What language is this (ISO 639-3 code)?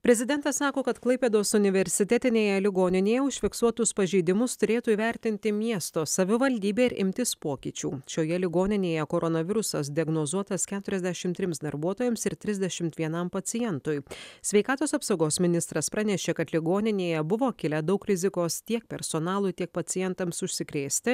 lit